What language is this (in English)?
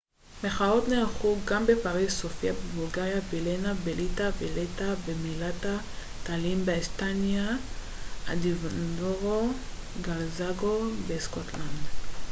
Hebrew